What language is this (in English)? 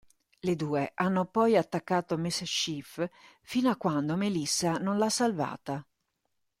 Italian